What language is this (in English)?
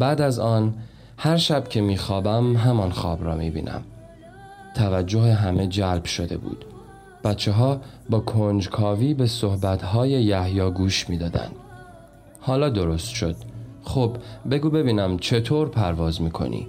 Persian